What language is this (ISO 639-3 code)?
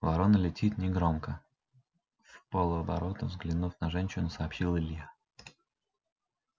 rus